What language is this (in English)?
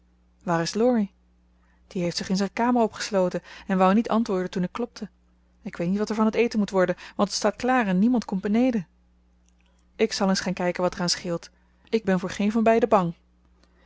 Dutch